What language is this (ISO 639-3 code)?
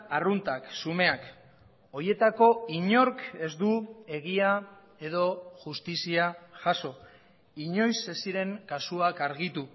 eus